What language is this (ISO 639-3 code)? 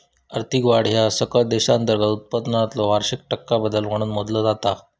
mar